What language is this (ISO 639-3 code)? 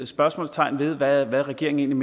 dan